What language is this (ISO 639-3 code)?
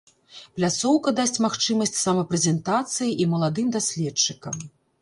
bel